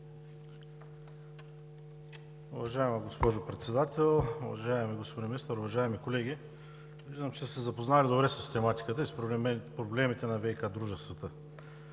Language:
Bulgarian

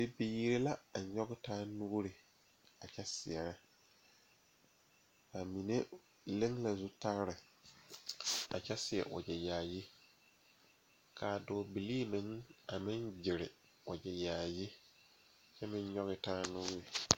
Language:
Southern Dagaare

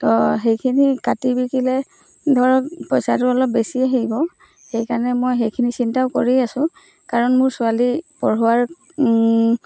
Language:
Assamese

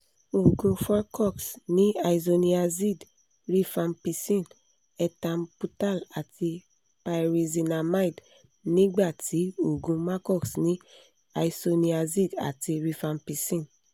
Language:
Yoruba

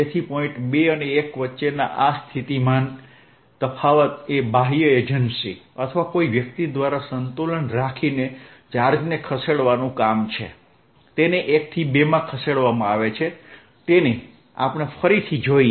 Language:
Gujarati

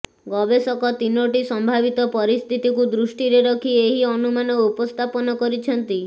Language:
Odia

